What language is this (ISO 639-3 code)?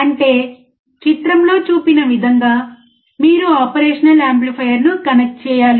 tel